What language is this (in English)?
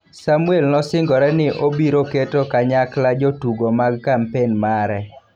Luo (Kenya and Tanzania)